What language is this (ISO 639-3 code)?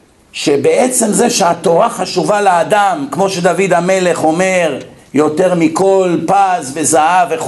heb